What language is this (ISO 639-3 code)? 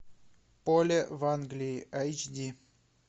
rus